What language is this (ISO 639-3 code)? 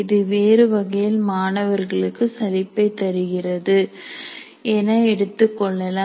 tam